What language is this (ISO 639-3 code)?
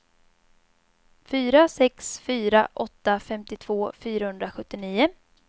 swe